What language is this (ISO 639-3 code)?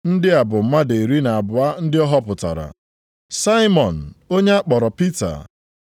ibo